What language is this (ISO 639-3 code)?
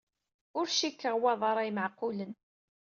kab